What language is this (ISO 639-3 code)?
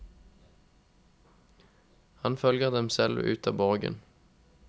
nor